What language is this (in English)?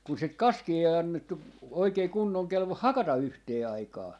Finnish